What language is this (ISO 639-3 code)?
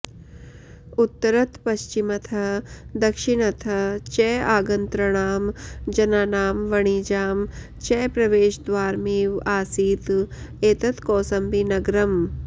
san